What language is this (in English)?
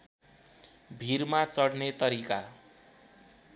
Nepali